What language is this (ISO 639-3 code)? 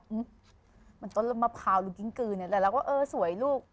tha